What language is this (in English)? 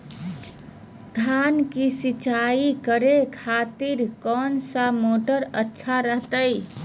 Magahi